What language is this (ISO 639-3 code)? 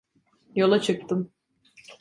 tur